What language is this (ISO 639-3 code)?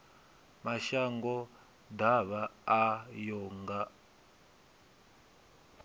ven